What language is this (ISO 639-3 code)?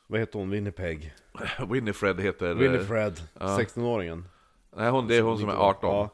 swe